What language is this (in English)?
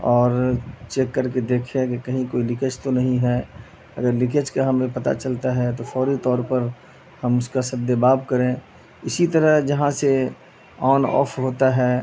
Urdu